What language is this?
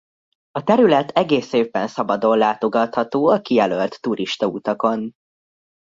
Hungarian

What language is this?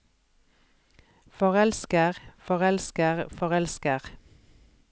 Norwegian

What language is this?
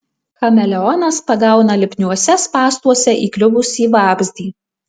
Lithuanian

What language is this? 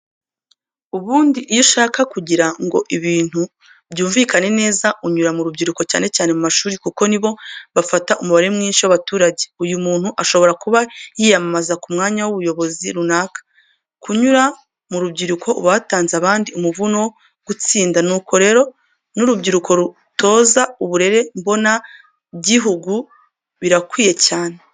Kinyarwanda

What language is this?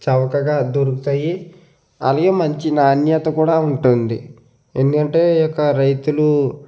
Telugu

